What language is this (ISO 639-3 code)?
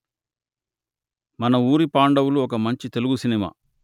tel